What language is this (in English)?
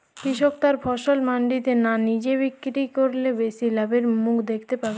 Bangla